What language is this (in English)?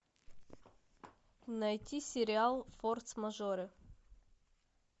Russian